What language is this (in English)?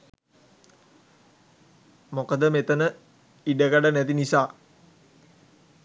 Sinhala